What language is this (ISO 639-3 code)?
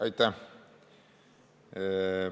est